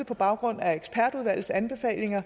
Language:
Danish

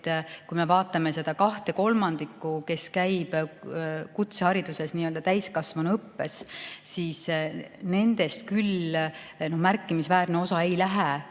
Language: Estonian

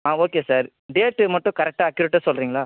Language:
Tamil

